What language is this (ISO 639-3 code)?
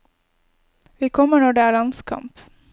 nor